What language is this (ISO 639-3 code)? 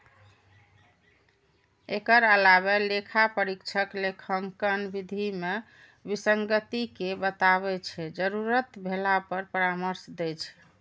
mai